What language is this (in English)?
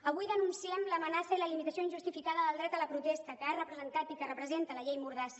Catalan